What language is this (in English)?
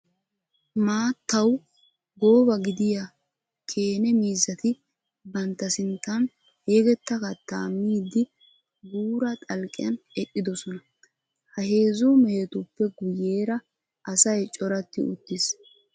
Wolaytta